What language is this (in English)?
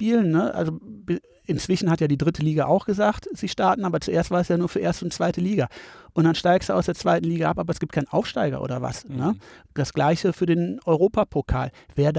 German